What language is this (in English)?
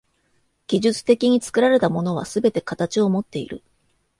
Japanese